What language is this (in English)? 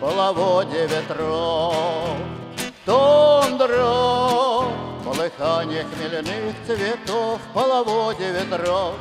Russian